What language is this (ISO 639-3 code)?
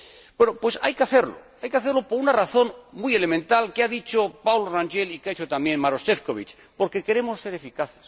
spa